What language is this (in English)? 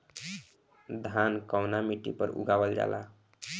Bhojpuri